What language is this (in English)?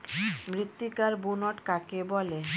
Bangla